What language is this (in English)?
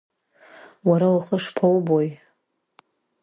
Abkhazian